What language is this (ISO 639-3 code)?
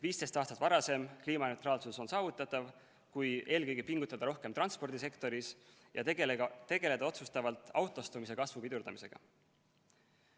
est